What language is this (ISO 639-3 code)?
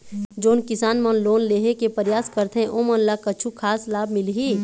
hne